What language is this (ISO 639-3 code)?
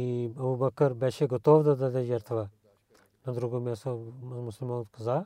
bul